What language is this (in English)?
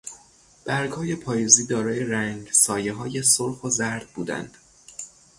Persian